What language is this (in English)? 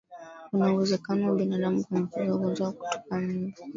Swahili